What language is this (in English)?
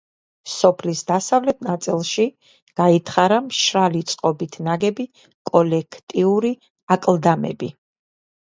Georgian